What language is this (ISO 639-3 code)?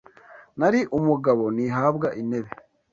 kin